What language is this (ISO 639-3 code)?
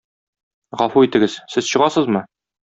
tat